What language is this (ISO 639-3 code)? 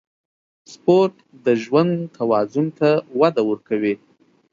pus